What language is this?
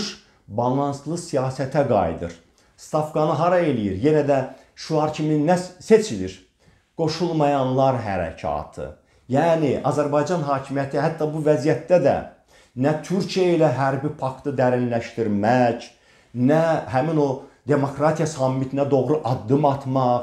Turkish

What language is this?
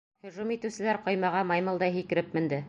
Bashkir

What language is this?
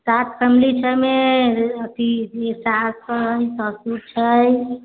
Maithili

